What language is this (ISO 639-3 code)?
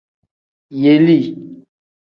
kdh